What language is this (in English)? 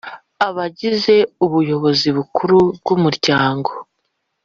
Kinyarwanda